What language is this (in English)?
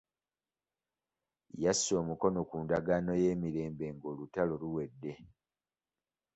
Ganda